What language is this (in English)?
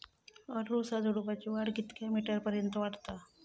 Marathi